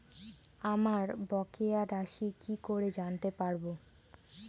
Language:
Bangla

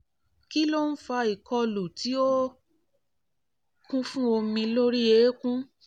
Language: Yoruba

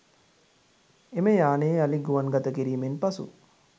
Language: Sinhala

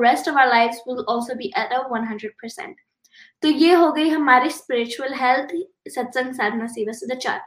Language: Hindi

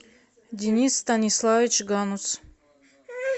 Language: Russian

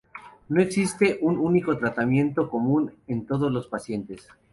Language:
Spanish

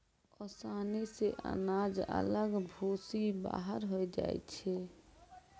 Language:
Maithili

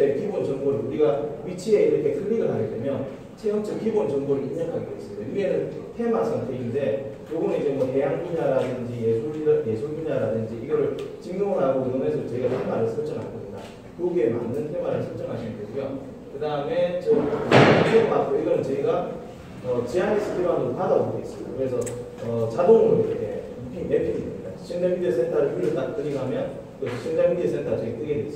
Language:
Korean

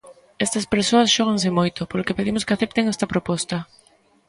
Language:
Galician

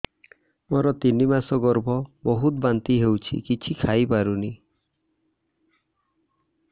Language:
Odia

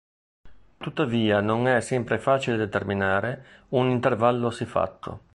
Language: Italian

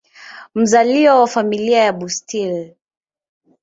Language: Swahili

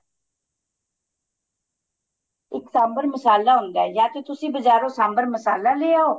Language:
Punjabi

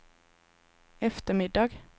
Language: Swedish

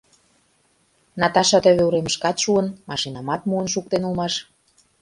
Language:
Mari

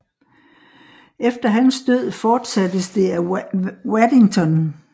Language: Danish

